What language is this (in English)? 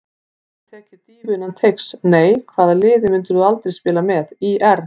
Icelandic